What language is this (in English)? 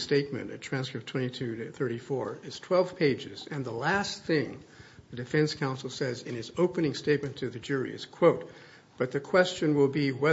English